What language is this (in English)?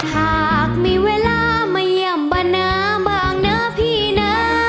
Thai